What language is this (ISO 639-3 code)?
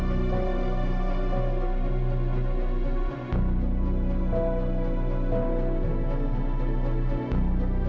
ind